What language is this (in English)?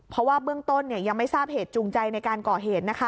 Thai